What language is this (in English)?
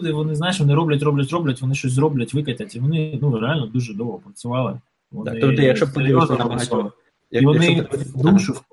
Ukrainian